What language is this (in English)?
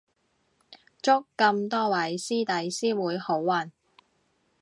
Cantonese